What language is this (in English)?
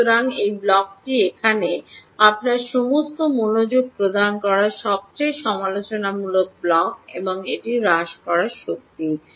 Bangla